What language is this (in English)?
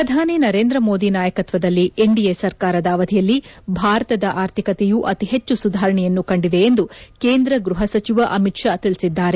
Kannada